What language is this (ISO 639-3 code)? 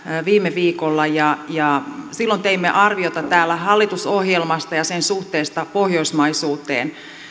fin